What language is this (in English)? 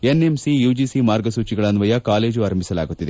Kannada